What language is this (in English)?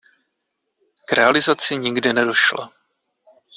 Czech